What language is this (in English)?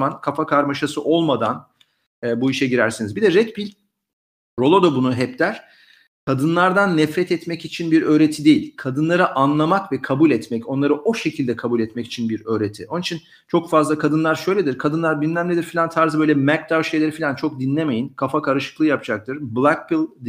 Turkish